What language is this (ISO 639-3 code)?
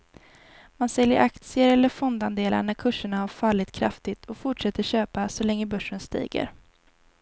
swe